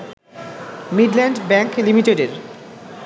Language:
Bangla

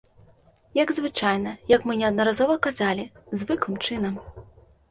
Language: Belarusian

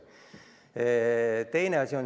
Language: Estonian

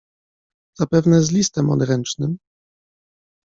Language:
Polish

